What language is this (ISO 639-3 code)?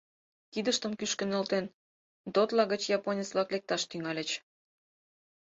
chm